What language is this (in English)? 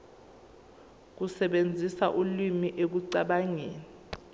Zulu